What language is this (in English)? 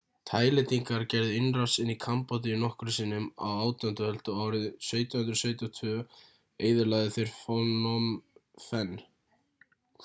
Icelandic